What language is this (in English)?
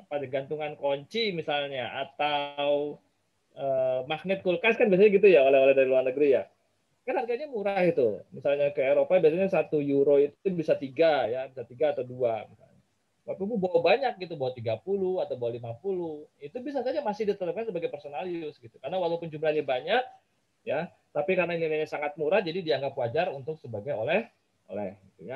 Indonesian